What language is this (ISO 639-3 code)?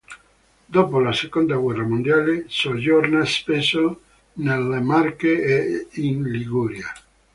ita